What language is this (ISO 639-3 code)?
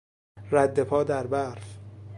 fas